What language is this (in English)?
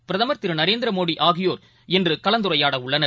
Tamil